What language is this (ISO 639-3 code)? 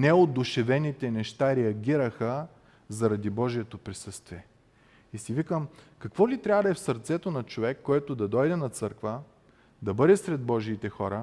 bul